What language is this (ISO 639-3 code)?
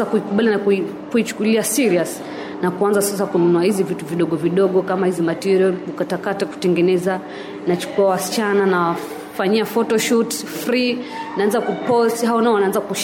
swa